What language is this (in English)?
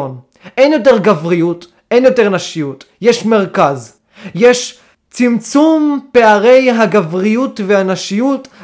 Hebrew